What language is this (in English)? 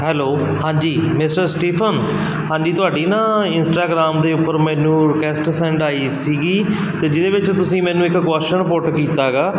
Punjabi